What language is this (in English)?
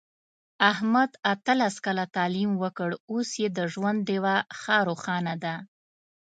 Pashto